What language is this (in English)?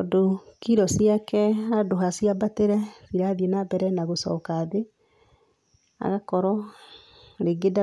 Kikuyu